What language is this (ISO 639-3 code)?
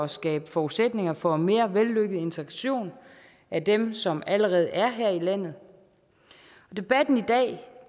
dan